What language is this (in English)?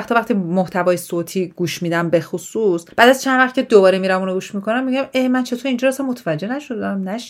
Persian